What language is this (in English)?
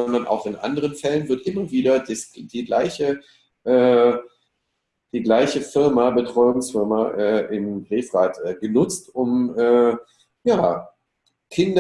German